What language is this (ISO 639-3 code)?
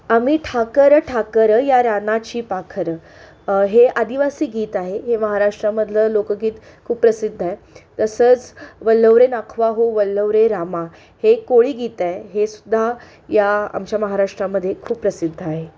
mar